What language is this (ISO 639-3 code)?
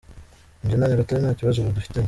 kin